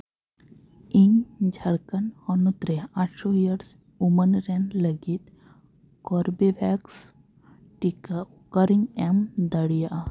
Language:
Santali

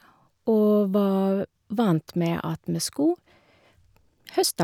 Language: Norwegian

